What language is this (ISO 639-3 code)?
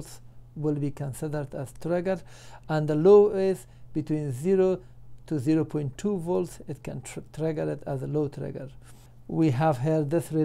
eng